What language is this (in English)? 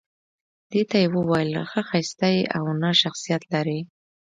Pashto